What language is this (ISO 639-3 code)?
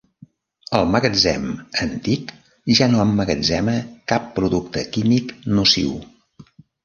cat